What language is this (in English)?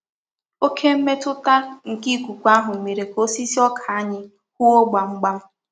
Igbo